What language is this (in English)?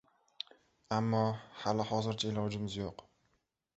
Uzbek